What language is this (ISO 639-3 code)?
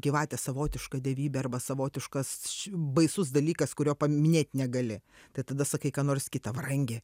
lit